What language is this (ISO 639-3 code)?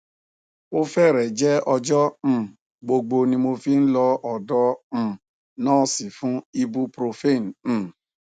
yor